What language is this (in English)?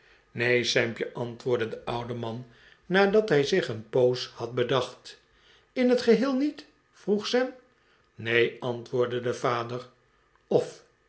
Dutch